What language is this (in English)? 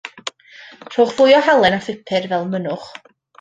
Welsh